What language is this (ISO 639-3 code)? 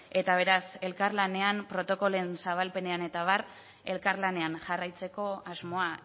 eus